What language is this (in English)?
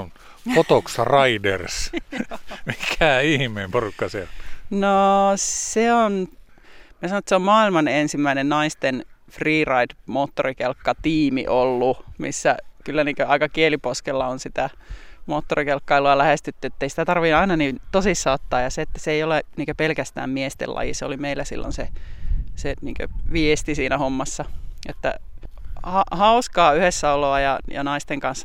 Finnish